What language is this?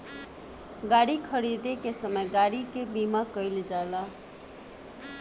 Bhojpuri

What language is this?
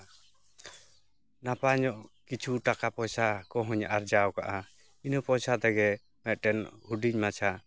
Santali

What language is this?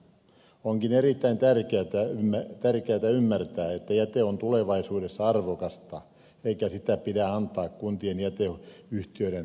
Finnish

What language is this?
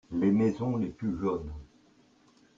French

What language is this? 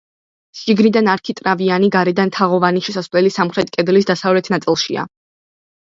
Georgian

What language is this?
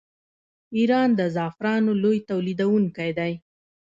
Pashto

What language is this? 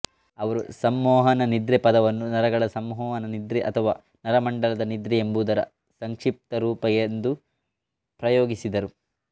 Kannada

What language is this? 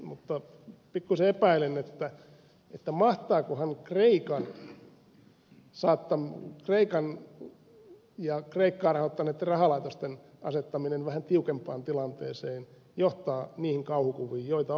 Finnish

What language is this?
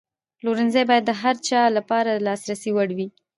Pashto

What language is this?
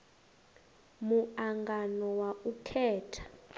Venda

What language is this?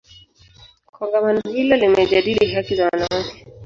Swahili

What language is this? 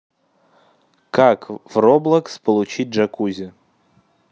Russian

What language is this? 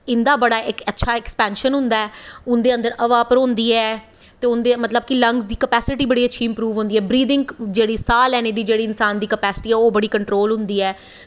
Dogri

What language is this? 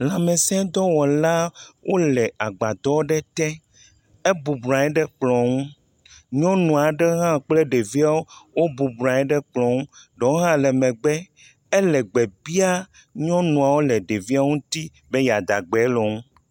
Ewe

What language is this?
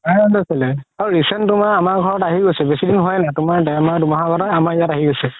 Assamese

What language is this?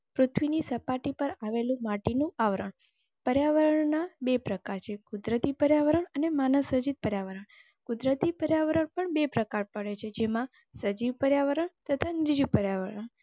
Gujarati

